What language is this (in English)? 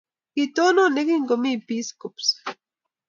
Kalenjin